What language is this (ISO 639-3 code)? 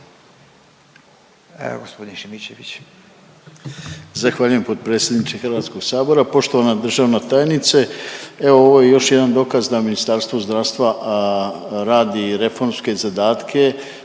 hrv